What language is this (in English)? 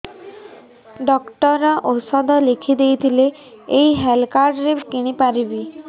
Odia